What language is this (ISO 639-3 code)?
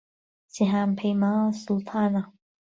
ckb